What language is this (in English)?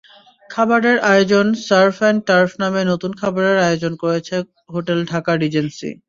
Bangla